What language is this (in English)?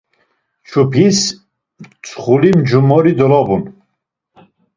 Laz